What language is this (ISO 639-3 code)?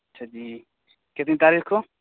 urd